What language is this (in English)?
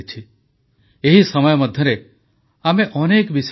Odia